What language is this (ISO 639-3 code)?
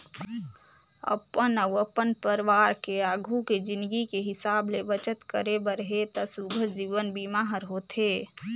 hne